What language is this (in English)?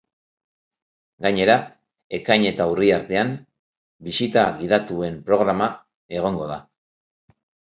Basque